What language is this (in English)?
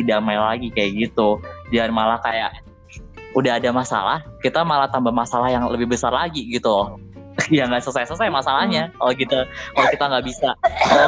Indonesian